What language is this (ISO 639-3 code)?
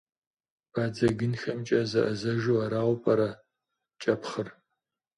kbd